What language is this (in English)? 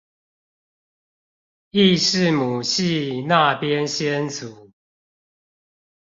Chinese